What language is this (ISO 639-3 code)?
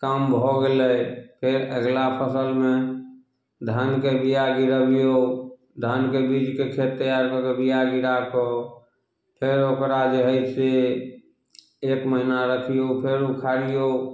mai